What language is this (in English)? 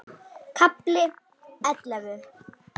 Icelandic